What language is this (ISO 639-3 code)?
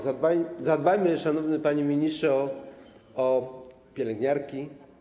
pol